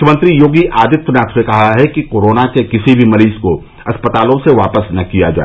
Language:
Hindi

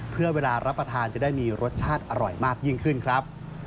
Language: Thai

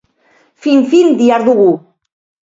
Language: Basque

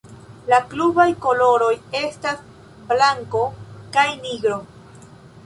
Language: Esperanto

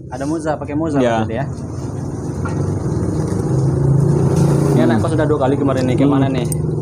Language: Indonesian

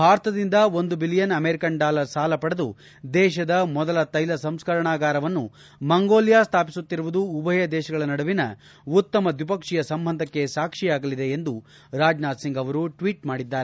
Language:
Kannada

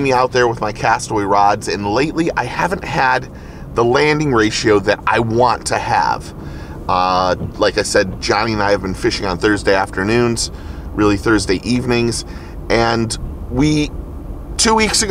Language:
English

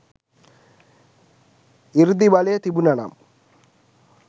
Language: Sinhala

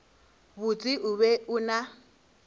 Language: Northern Sotho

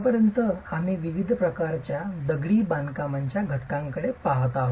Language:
Marathi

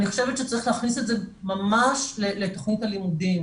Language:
Hebrew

